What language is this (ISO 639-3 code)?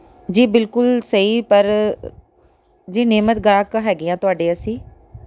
pan